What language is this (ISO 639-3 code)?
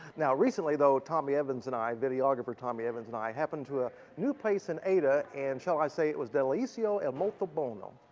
eng